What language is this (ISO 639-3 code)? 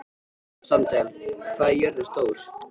isl